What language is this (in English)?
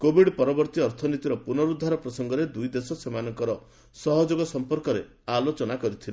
Odia